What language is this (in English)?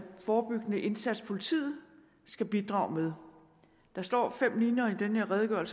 Danish